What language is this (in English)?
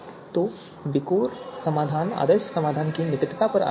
Hindi